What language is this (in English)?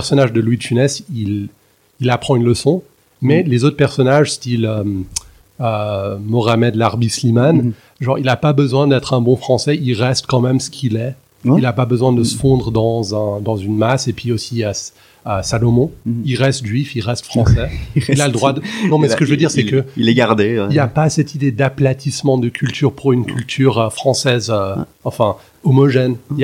French